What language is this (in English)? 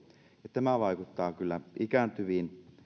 Finnish